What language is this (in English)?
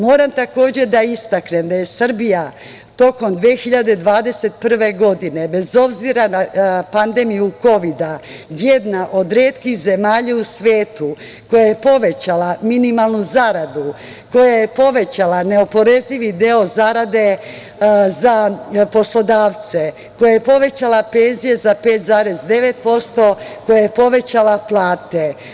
Serbian